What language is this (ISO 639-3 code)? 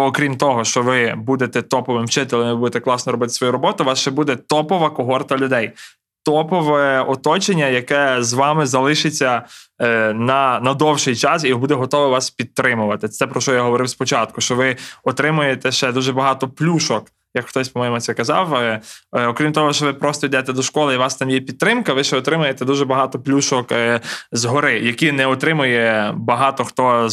ukr